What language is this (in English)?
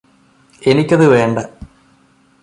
Malayalam